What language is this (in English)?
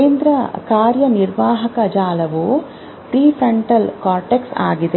Kannada